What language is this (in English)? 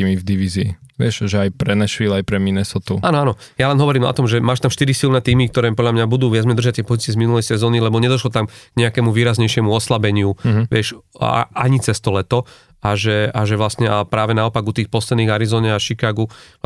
Slovak